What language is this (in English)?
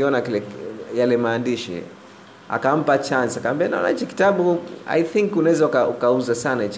Swahili